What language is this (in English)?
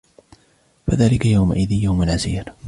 Arabic